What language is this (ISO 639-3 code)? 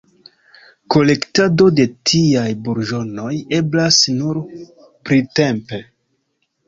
epo